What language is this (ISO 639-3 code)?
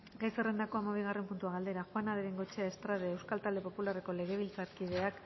eus